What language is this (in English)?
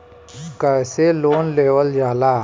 Bhojpuri